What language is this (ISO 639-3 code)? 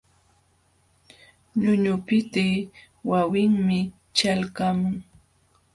qxw